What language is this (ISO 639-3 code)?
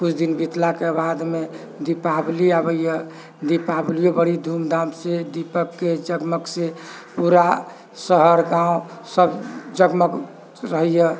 mai